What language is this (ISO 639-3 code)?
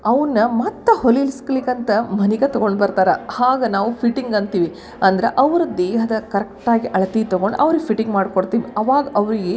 kan